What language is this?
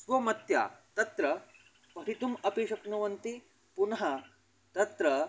Sanskrit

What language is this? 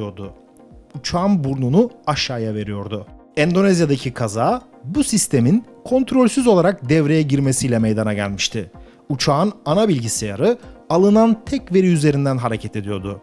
Turkish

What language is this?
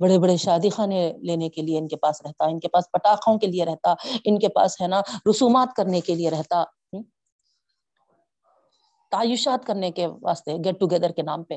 Urdu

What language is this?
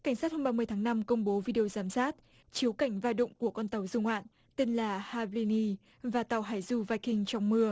Vietnamese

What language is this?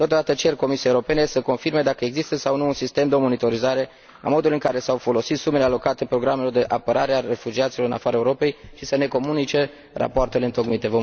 Romanian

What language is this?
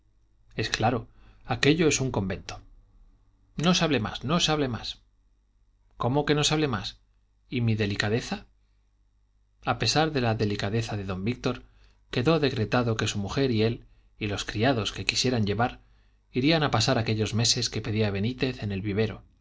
Spanish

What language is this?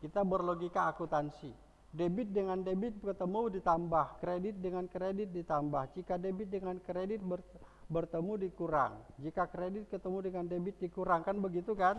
Indonesian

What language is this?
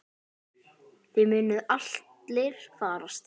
Icelandic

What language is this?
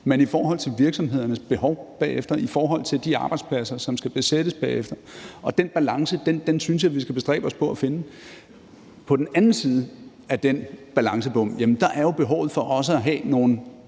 Danish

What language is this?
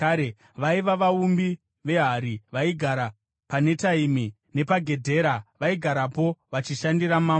Shona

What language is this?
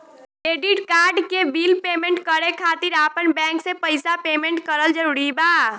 Bhojpuri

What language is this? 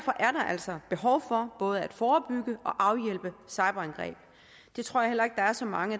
Danish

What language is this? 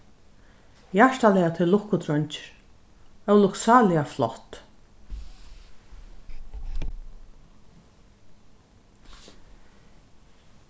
Faroese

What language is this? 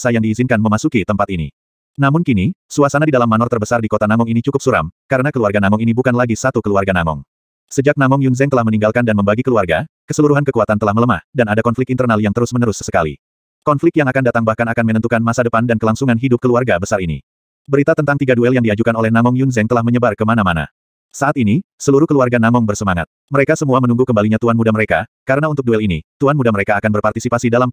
Indonesian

